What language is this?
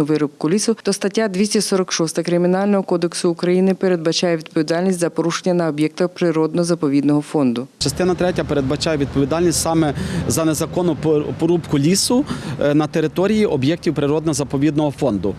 Ukrainian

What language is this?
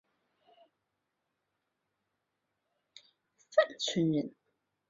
Chinese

